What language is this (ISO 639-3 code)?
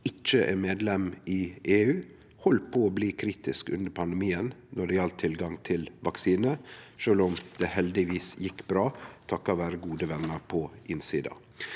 nor